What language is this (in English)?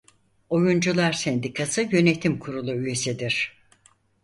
Turkish